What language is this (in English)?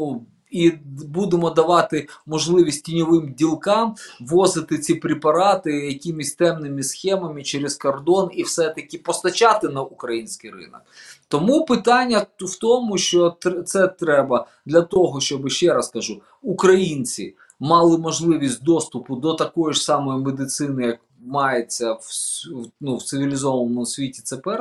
Ukrainian